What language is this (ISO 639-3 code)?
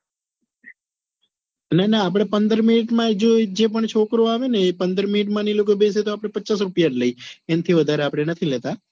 guj